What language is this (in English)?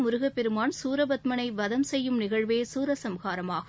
Tamil